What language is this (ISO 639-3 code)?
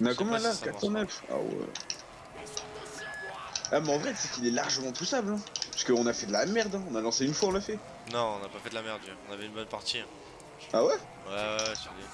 fra